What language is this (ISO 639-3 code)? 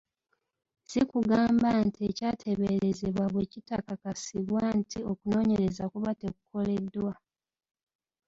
lug